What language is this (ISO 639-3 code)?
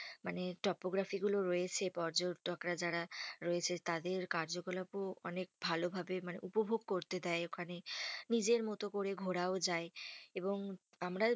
ben